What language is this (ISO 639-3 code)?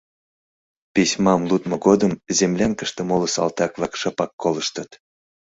chm